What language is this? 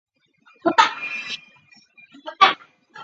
Chinese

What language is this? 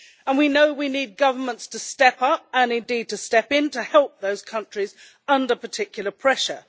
English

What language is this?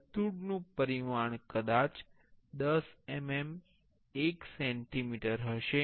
Gujarati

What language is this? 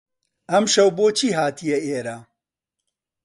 Central Kurdish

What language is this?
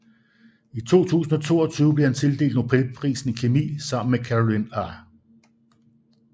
Danish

